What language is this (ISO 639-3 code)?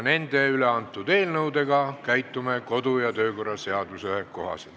est